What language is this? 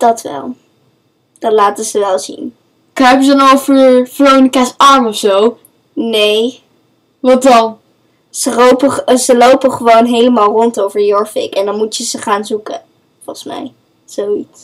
Dutch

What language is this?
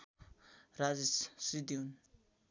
Nepali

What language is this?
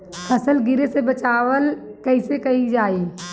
Bhojpuri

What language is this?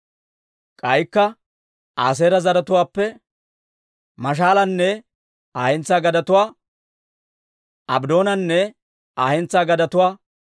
Dawro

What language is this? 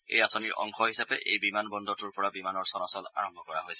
Assamese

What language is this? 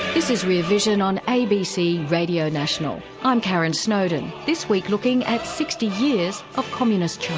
English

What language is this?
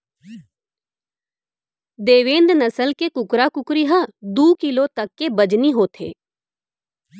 Chhattisgarhi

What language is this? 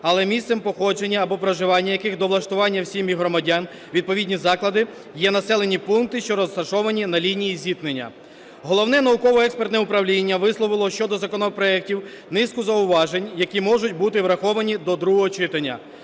Ukrainian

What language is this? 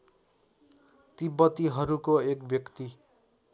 Nepali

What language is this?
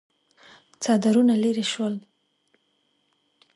Pashto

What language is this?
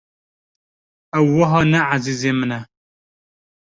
Kurdish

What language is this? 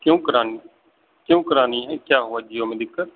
Urdu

